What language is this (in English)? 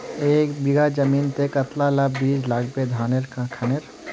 Magahi